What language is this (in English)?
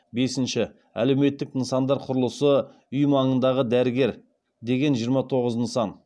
Kazakh